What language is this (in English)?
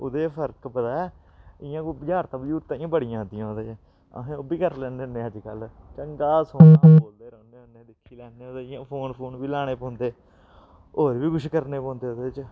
Dogri